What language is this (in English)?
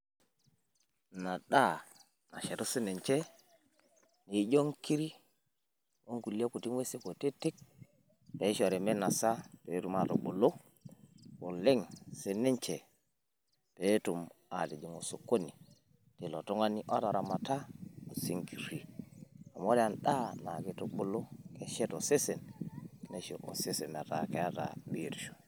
Masai